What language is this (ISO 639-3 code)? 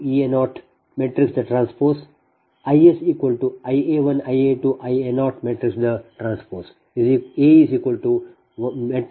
kan